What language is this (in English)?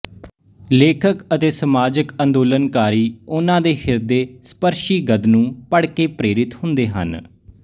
Punjabi